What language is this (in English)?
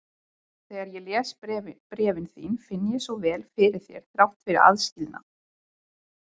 Icelandic